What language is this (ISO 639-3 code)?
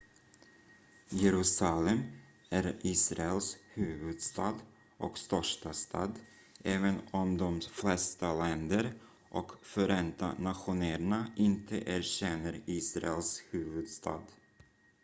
swe